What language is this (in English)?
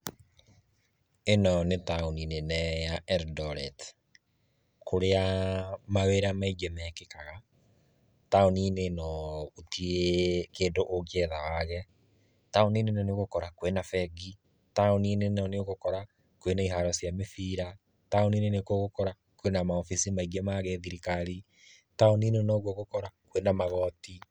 Kikuyu